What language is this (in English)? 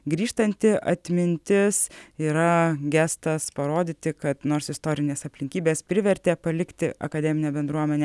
Lithuanian